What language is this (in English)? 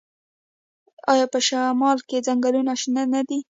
Pashto